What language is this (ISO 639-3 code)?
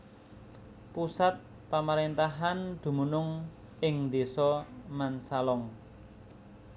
jav